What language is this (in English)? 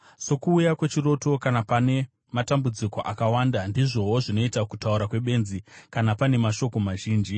Shona